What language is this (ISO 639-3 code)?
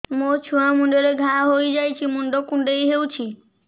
ori